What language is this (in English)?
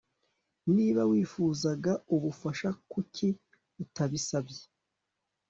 Kinyarwanda